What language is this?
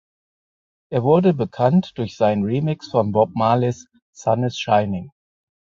German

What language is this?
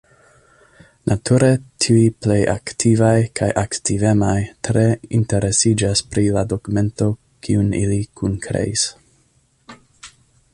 Esperanto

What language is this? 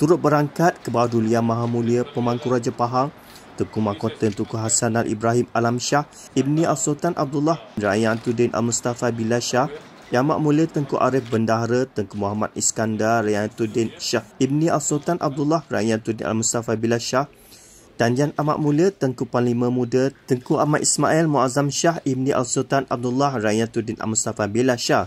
Malay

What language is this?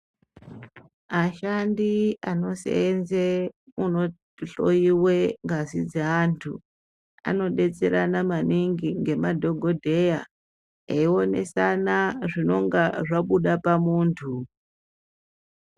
Ndau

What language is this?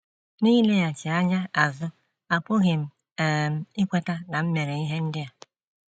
Igbo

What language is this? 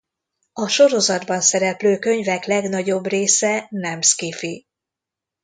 Hungarian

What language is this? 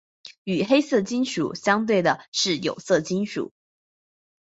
Chinese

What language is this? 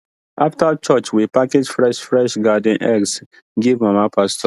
Nigerian Pidgin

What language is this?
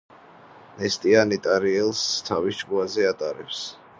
Georgian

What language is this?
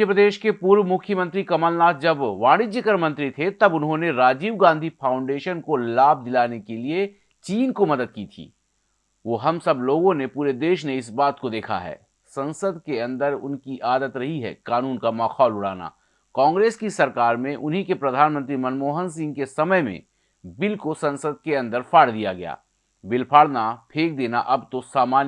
Hindi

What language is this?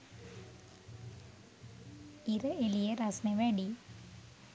Sinhala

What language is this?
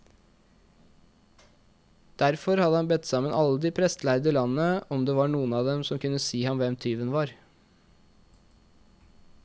Norwegian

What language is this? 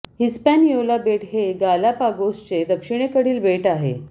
Marathi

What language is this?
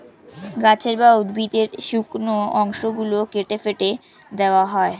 Bangla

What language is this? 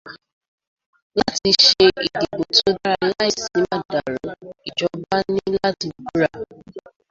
Yoruba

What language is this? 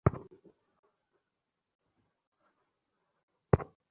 Bangla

